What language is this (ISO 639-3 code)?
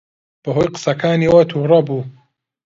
ckb